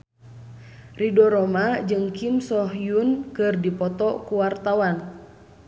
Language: Sundanese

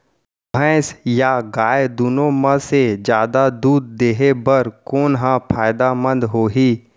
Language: Chhattisgarhi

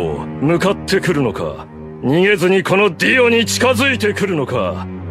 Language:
Japanese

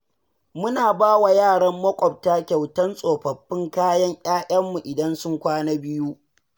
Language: Hausa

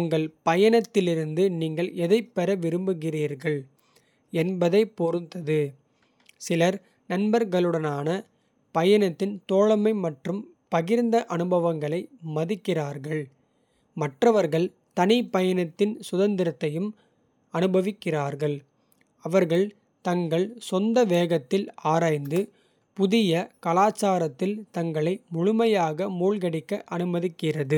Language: Kota (India)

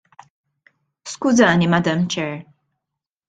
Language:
Maltese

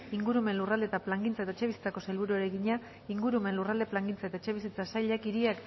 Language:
Basque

